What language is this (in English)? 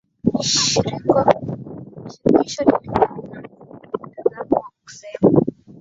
Swahili